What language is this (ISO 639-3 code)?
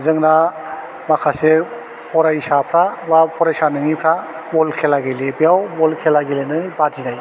brx